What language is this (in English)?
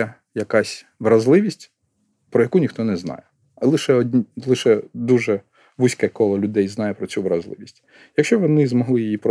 Ukrainian